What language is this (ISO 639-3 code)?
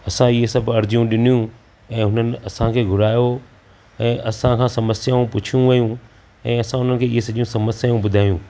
snd